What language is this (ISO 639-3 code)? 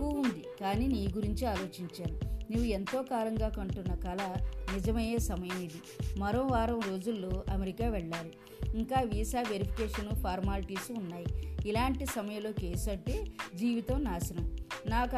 tel